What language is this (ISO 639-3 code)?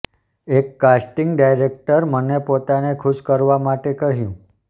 guj